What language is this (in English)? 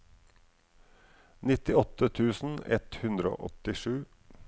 Norwegian